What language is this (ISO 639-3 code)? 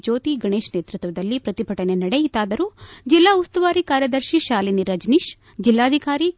kan